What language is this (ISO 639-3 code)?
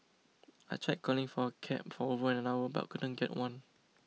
eng